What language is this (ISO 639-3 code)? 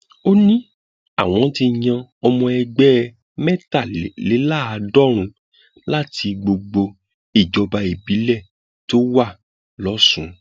yor